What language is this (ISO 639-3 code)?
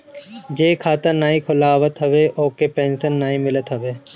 bho